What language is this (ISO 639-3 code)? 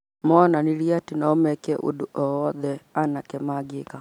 kik